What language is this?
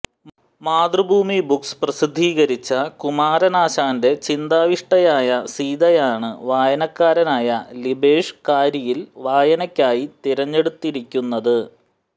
Malayalam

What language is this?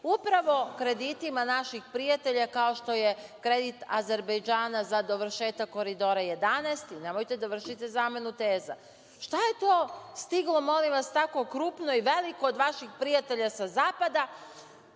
Serbian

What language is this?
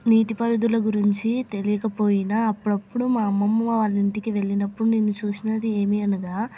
Telugu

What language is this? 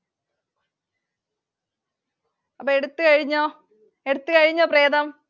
Malayalam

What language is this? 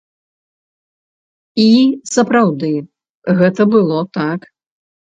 Belarusian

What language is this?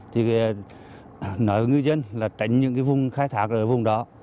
Vietnamese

